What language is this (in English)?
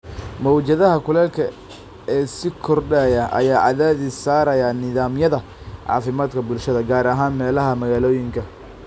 Somali